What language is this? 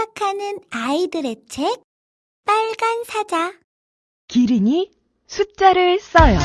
Korean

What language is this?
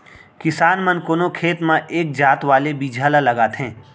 Chhattisgarhi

